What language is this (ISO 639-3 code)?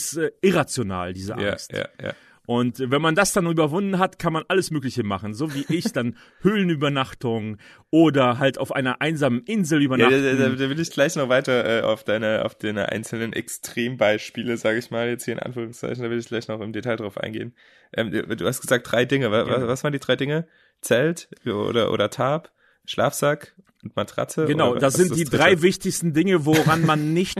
deu